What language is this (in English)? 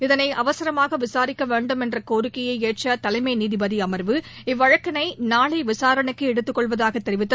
Tamil